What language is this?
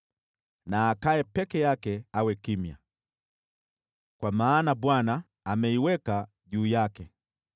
Swahili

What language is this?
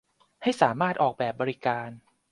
Thai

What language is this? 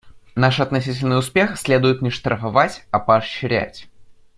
Russian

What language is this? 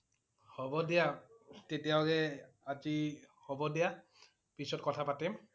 Assamese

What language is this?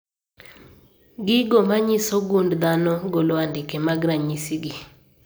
Luo (Kenya and Tanzania)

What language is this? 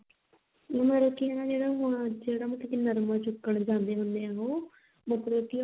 Punjabi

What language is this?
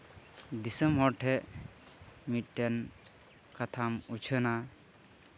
Santali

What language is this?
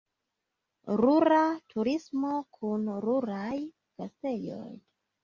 Esperanto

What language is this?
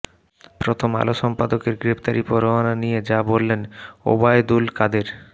Bangla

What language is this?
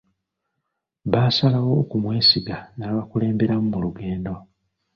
Ganda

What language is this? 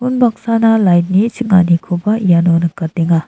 Garo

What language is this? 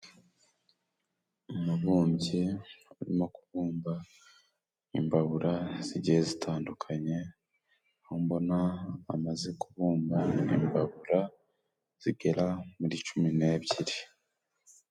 Kinyarwanda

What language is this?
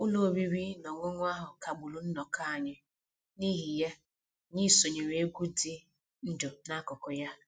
Igbo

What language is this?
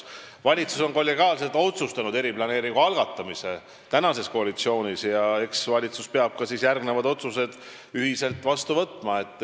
Estonian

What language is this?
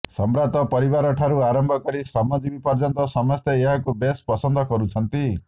Odia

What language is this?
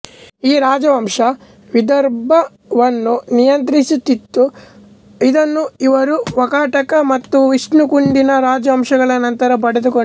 Kannada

